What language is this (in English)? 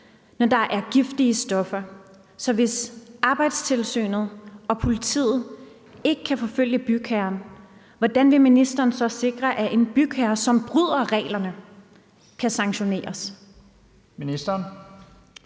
Danish